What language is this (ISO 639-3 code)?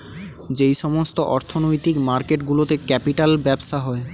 ben